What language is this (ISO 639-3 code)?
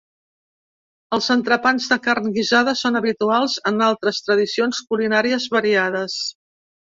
cat